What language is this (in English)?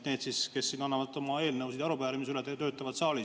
Estonian